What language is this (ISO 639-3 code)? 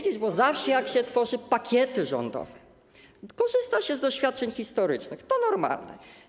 pol